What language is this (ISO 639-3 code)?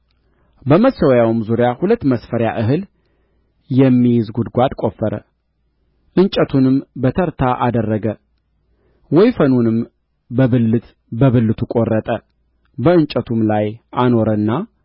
amh